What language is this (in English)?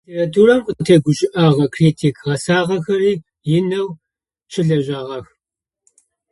Adyghe